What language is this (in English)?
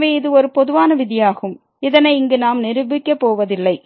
Tamil